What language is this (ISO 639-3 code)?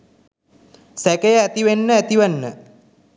sin